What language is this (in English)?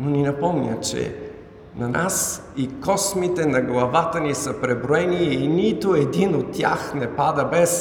Bulgarian